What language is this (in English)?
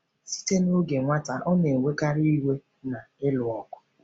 Igbo